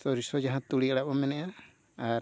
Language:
Santali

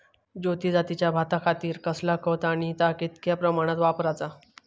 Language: Marathi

